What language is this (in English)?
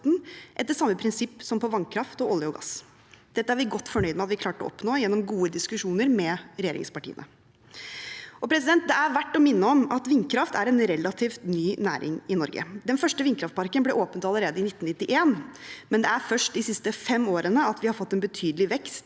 Norwegian